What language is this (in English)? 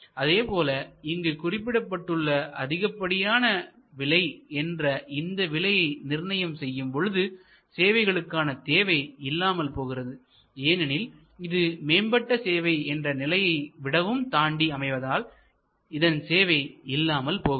Tamil